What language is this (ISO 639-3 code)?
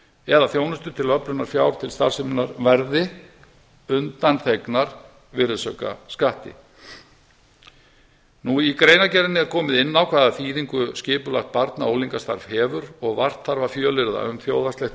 isl